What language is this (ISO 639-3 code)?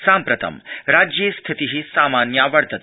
san